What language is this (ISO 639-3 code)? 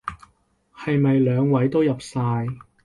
yue